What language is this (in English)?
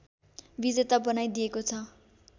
Nepali